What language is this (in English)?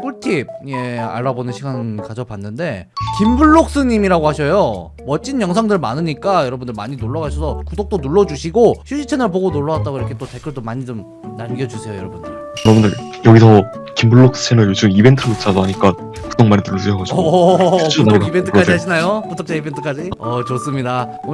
Korean